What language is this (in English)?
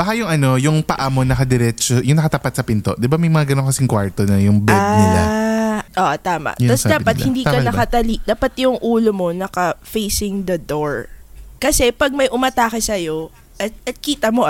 Filipino